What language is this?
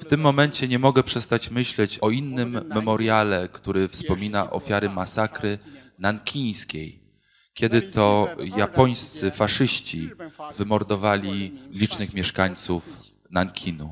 Polish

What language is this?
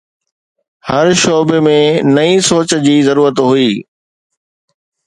Sindhi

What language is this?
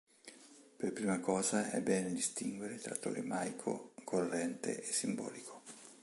Italian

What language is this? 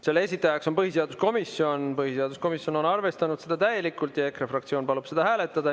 Estonian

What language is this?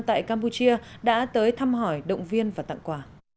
Vietnamese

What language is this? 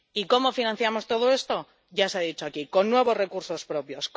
Spanish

